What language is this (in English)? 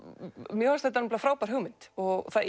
Icelandic